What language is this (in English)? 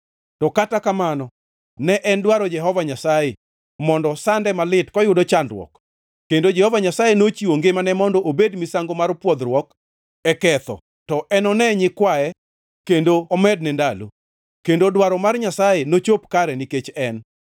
Luo (Kenya and Tanzania)